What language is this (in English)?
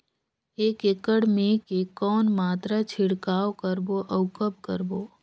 Chhattisgarhi